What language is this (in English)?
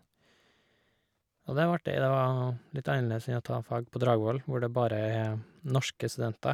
Norwegian